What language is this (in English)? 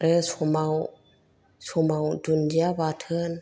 Bodo